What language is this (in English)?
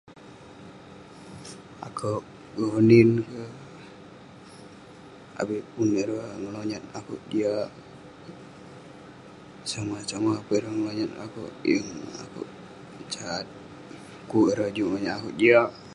Western Penan